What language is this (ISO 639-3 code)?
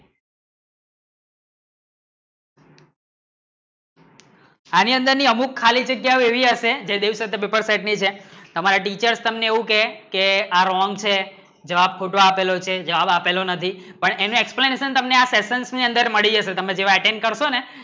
guj